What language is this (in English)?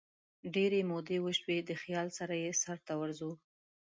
Pashto